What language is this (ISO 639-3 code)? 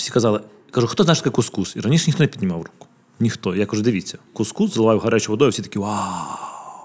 ukr